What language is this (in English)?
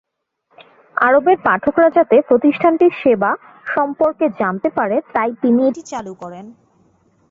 Bangla